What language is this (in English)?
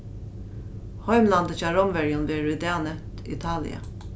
Faroese